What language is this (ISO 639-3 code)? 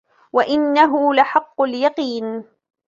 ara